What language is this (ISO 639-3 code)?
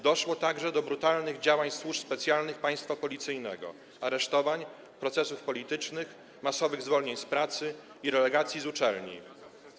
pol